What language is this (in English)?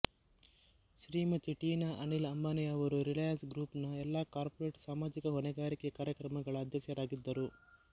Kannada